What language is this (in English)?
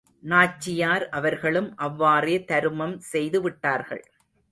Tamil